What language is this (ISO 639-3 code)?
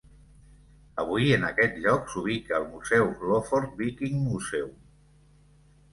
cat